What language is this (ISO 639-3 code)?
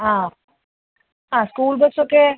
mal